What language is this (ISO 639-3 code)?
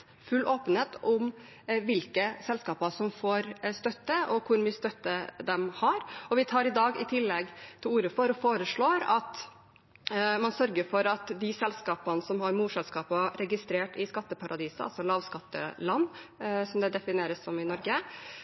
nob